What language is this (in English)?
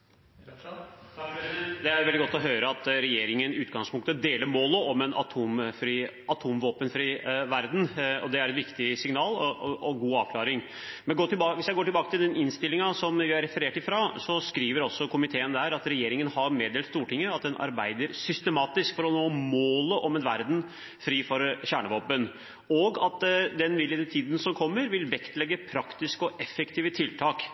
Norwegian Bokmål